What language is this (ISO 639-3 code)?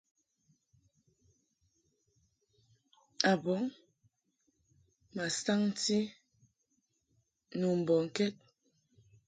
mhk